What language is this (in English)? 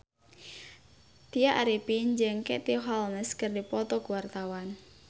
Sundanese